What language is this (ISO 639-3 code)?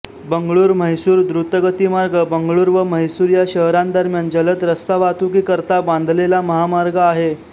mar